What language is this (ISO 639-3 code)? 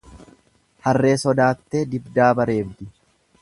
orm